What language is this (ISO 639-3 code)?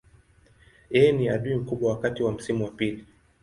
swa